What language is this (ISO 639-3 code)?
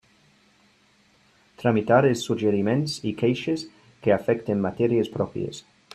cat